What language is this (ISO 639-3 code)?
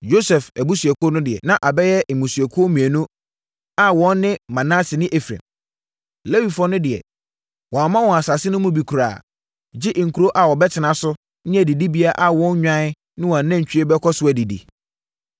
aka